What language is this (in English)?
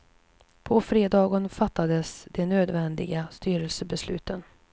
Swedish